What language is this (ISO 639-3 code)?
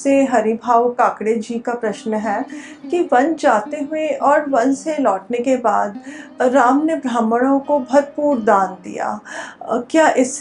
hin